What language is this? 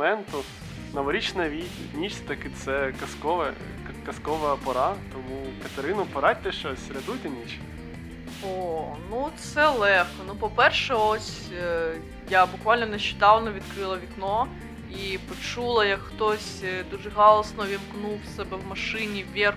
Ukrainian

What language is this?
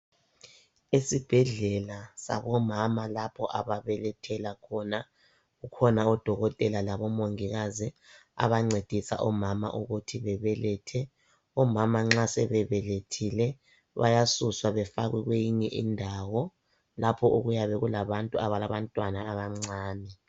North Ndebele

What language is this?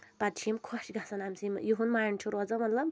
Kashmiri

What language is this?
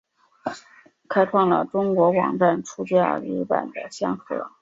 Chinese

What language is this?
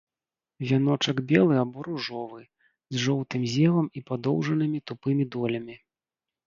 Belarusian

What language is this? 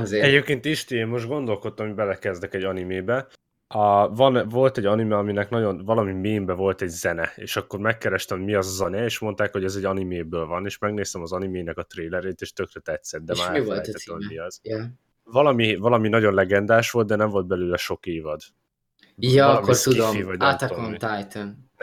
Hungarian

